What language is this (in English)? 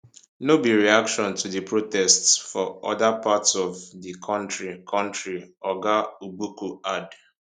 Nigerian Pidgin